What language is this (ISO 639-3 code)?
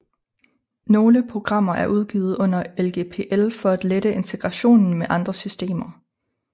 dan